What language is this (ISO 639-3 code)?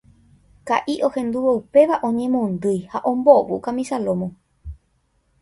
grn